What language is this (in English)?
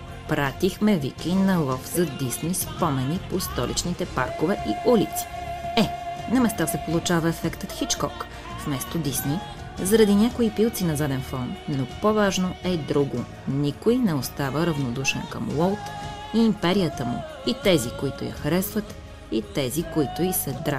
Bulgarian